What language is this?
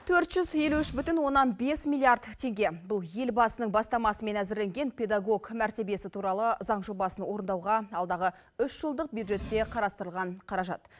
Kazakh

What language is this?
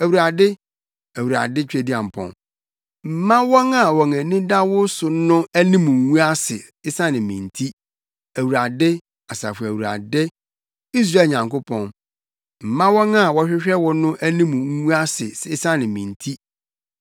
Akan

